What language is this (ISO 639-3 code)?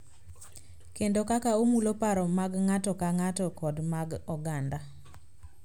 luo